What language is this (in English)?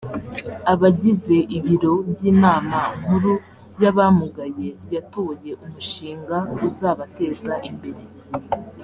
Kinyarwanda